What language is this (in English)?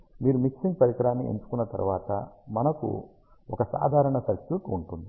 Telugu